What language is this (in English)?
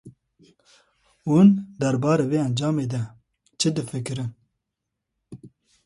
Kurdish